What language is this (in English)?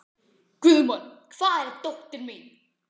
Icelandic